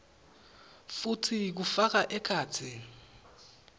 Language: Swati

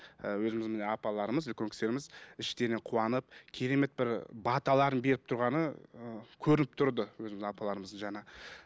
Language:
Kazakh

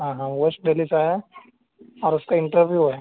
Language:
Urdu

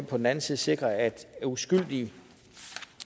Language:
Danish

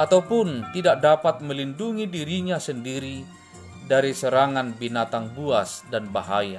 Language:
Indonesian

